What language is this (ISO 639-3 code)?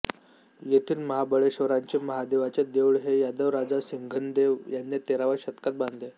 mar